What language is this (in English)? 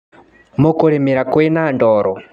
Kikuyu